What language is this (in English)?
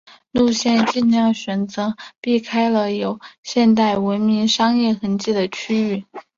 Chinese